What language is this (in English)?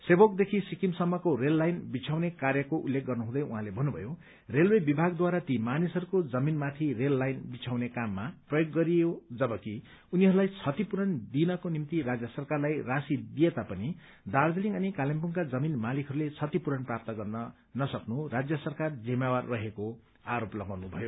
Nepali